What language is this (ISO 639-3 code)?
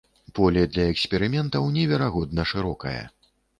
bel